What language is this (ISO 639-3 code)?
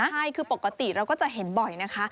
tha